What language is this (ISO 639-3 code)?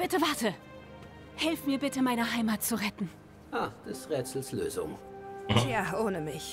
deu